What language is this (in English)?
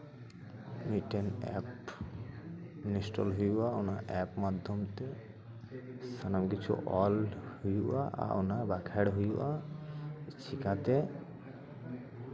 Santali